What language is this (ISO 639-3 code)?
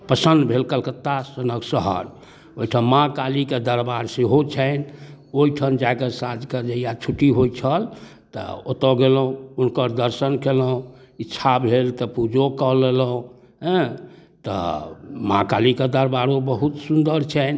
mai